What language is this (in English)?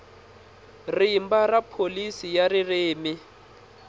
Tsonga